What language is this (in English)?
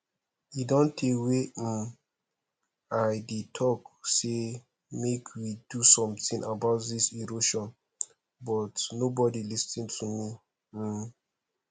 Nigerian Pidgin